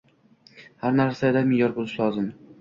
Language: Uzbek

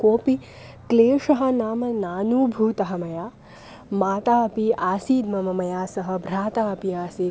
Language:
Sanskrit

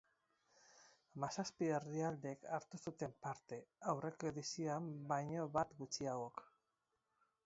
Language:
Basque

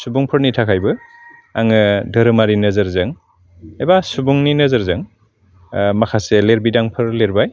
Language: Bodo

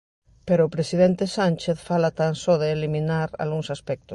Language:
Galician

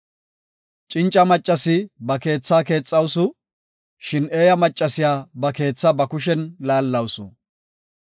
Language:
Gofa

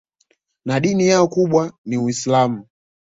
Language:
Swahili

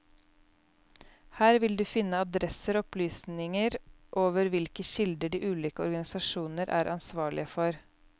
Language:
Norwegian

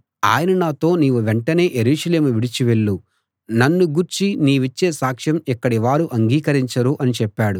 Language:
Telugu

